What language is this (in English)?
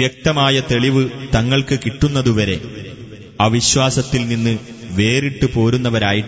Malayalam